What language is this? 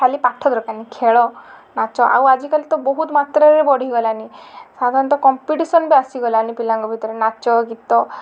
Odia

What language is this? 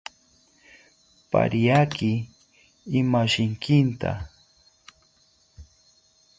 South Ucayali Ashéninka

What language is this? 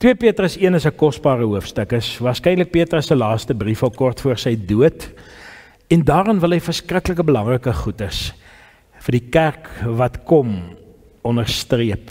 Dutch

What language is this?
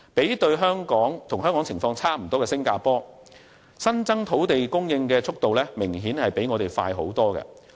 Cantonese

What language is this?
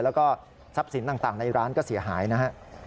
Thai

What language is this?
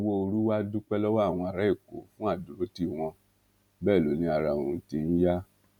Yoruba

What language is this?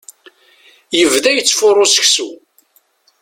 Kabyle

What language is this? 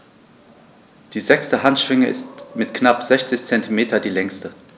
German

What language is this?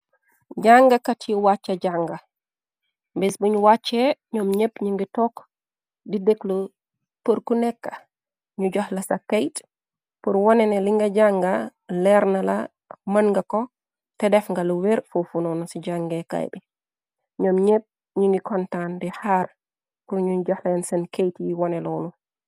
Wolof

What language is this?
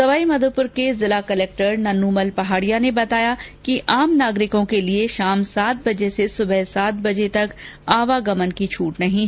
Hindi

